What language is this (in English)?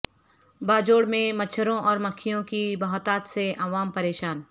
Urdu